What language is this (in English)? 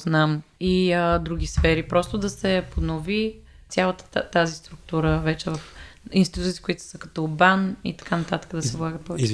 Bulgarian